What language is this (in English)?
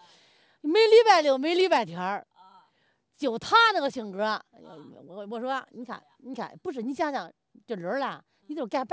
Chinese